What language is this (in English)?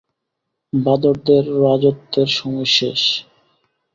Bangla